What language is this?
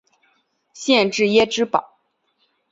Chinese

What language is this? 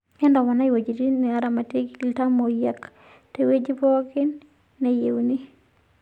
Masai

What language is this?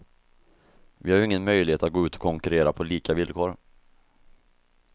Swedish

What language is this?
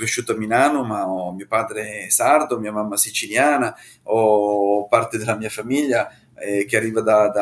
Italian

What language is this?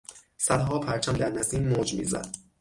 Persian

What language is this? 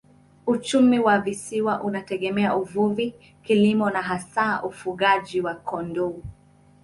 Swahili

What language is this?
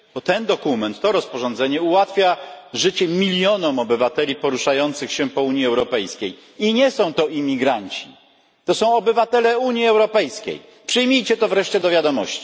Polish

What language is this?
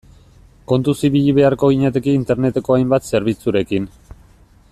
Basque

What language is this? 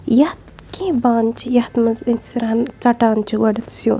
Kashmiri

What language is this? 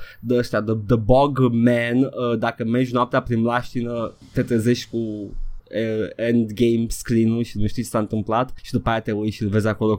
Romanian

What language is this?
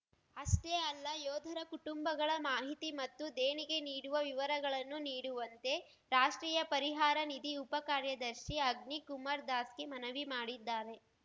Kannada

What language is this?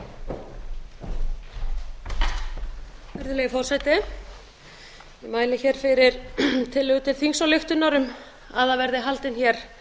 Icelandic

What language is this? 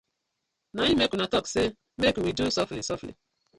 Nigerian Pidgin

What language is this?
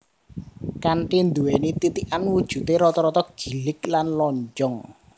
Javanese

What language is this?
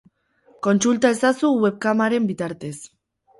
Basque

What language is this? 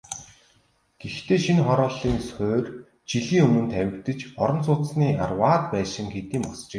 Mongolian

